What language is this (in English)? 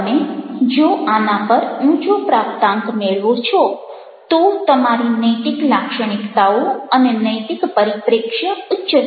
Gujarati